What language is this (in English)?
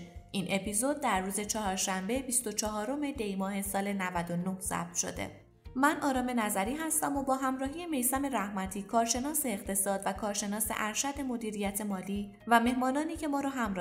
Persian